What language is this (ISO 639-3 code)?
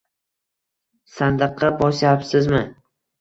uzb